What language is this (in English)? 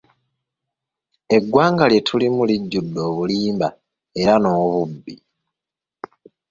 Ganda